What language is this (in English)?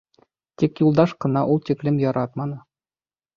Bashkir